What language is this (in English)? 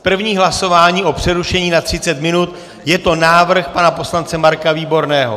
Czech